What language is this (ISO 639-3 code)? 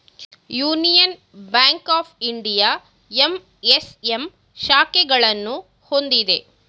kan